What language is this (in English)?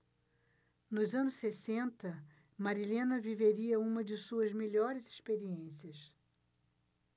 Portuguese